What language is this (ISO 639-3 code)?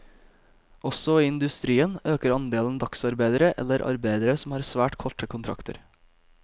nor